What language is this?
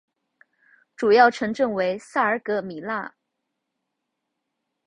Chinese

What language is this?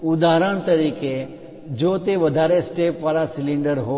Gujarati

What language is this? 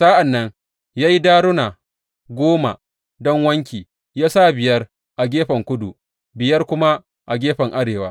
Hausa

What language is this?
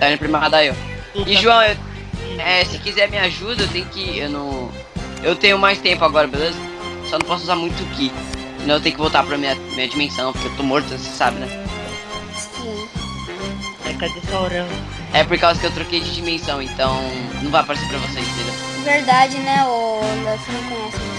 Portuguese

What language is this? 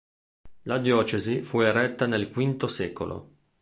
Italian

